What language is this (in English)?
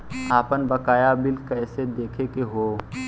Bhojpuri